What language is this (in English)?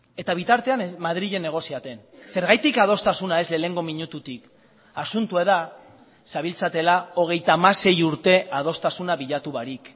Basque